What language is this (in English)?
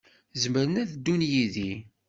Kabyle